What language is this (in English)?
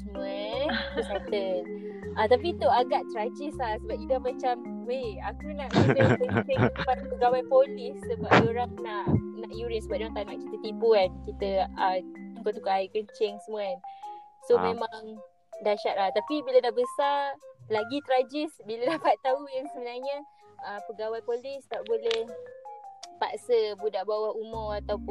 Malay